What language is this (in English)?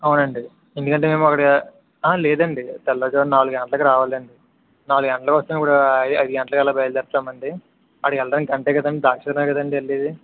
Telugu